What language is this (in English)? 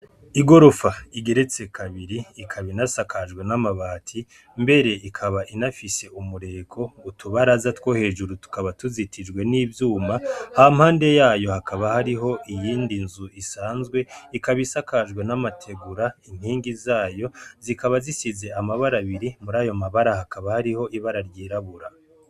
Rundi